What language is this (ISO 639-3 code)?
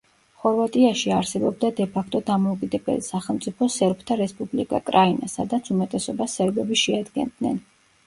kat